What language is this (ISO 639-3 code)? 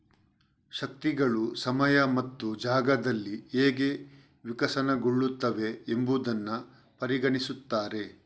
kan